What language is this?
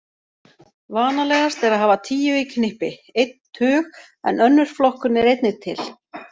Icelandic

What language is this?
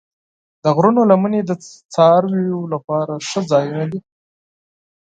Pashto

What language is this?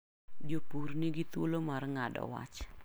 Luo (Kenya and Tanzania)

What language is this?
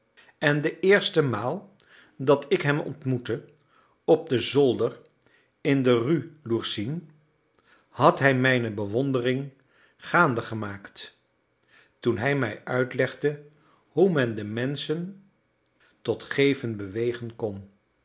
Dutch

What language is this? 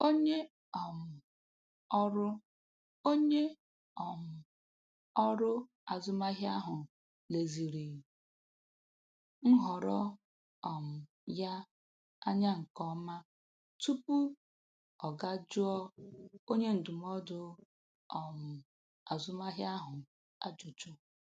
Igbo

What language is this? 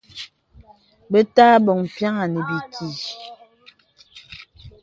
Bebele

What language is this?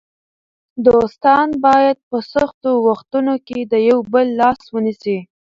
Pashto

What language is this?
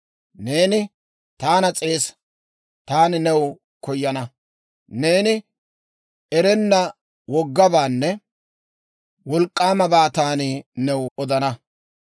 Dawro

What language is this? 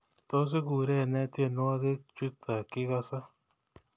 Kalenjin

